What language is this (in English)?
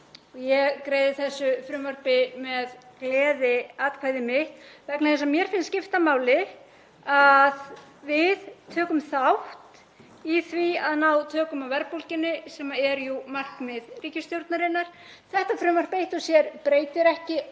Icelandic